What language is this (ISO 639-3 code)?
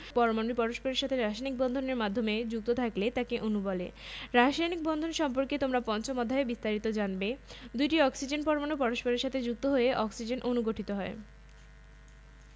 ben